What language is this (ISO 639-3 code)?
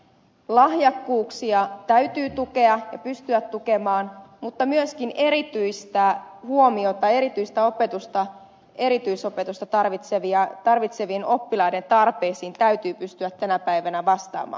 fin